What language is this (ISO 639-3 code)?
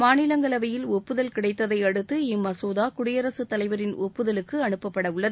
tam